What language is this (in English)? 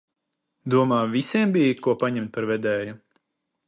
Latvian